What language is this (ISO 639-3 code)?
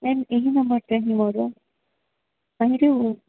ori